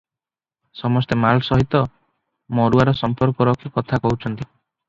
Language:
Odia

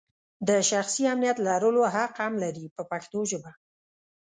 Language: Pashto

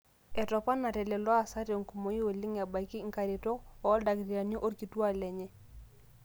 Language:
Masai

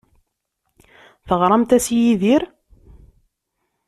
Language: Kabyle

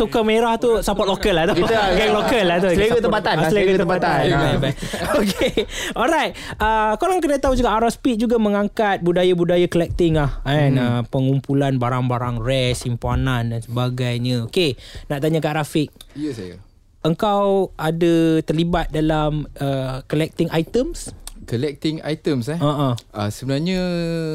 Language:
Malay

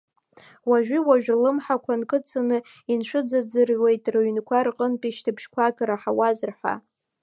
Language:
Abkhazian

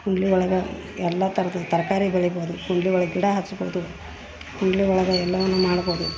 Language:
Kannada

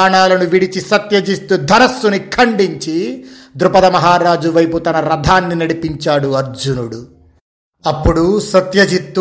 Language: Telugu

